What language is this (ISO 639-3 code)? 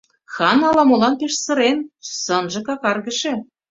chm